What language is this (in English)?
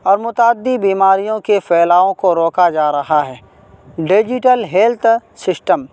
Urdu